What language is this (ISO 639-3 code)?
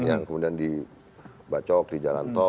ind